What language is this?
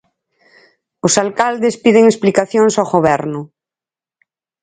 Galician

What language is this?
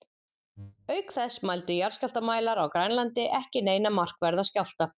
Icelandic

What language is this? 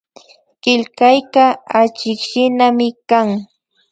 Imbabura Highland Quichua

